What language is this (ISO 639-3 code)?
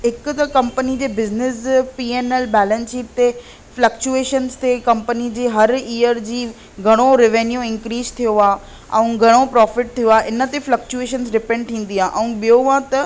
snd